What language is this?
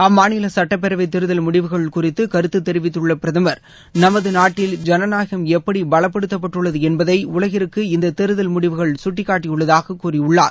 Tamil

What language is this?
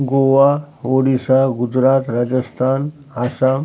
Marathi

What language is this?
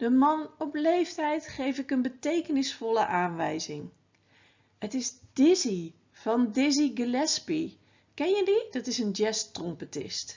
Dutch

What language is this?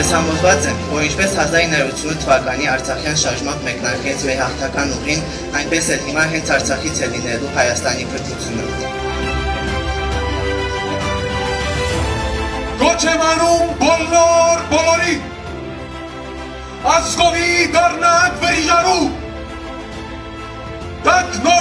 Romanian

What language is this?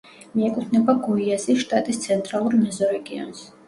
Georgian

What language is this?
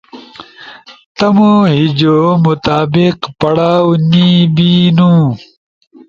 Ushojo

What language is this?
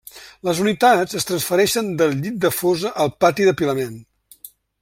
Catalan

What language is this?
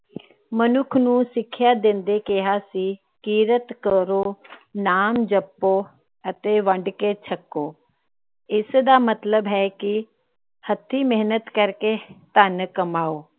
Punjabi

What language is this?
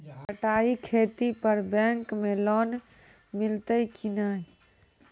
Maithili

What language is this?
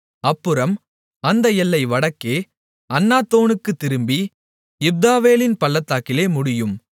Tamil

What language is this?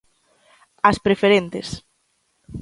Galician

